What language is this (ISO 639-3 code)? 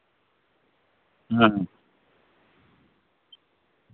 sat